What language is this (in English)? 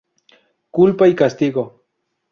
Spanish